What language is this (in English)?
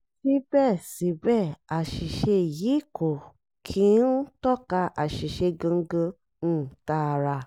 Yoruba